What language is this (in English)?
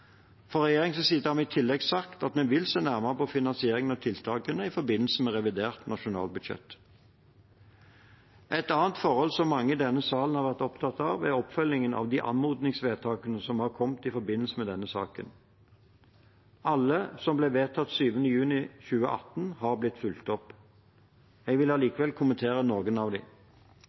Norwegian Bokmål